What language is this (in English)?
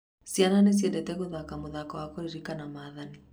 Kikuyu